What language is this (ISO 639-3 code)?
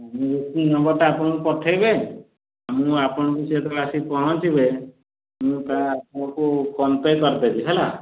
ori